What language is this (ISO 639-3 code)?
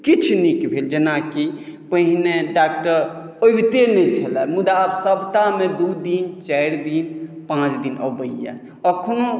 mai